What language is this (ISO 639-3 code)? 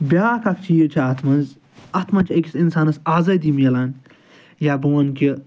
kas